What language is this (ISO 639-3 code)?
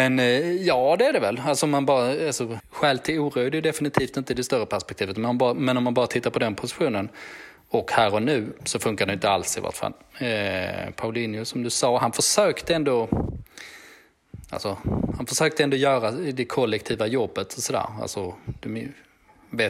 swe